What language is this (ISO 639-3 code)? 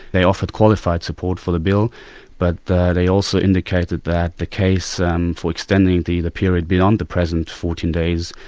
eng